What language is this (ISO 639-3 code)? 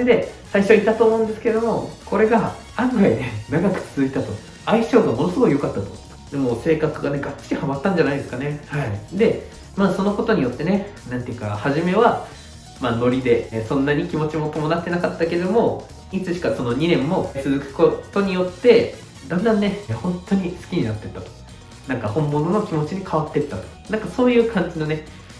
jpn